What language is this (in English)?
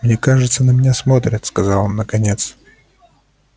Russian